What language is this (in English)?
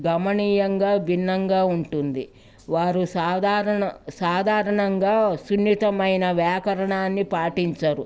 Telugu